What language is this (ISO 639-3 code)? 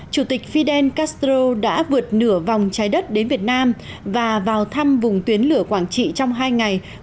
vie